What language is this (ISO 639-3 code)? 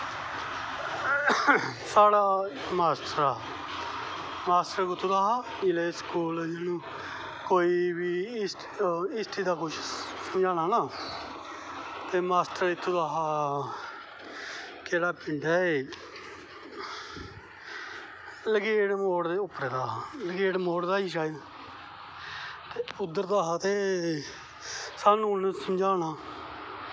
doi